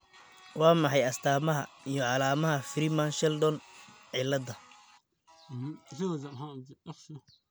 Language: Somali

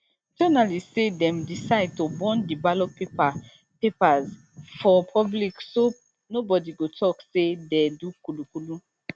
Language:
Nigerian Pidgin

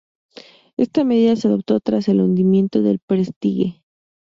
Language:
Spanish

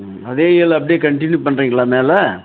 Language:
Tamil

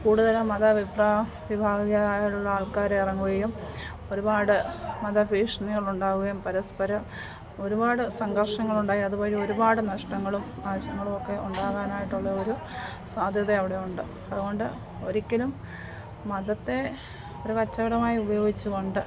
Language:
Malayalam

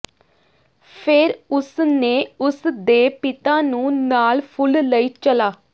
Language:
Punjabi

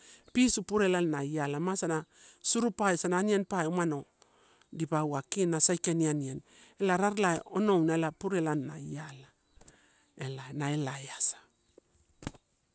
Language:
Torau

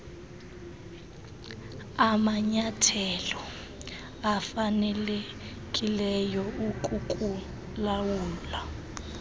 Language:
Xhosa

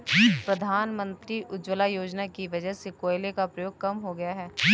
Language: Hindi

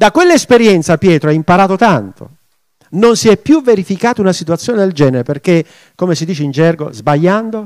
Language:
Italian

